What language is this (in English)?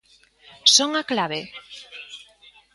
Galician